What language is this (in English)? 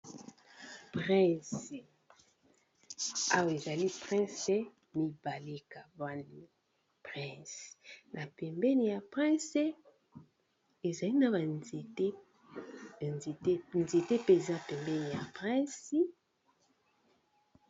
Lingala